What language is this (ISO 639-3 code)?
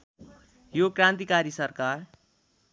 nep